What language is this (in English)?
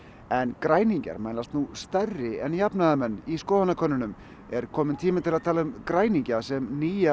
Icelandic